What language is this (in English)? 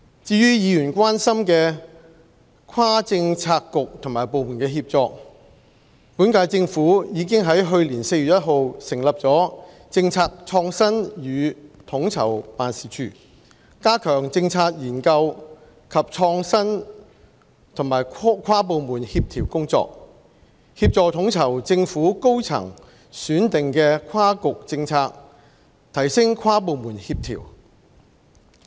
Cantonese